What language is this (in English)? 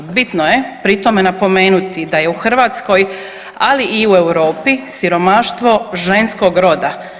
Croatian